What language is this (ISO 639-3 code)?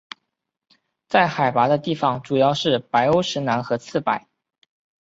zho